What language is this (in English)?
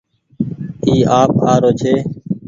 Goaria